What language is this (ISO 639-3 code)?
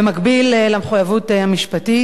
heb